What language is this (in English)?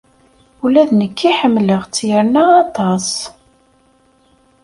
Kabyle